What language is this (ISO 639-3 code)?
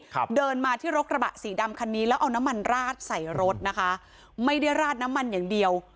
tha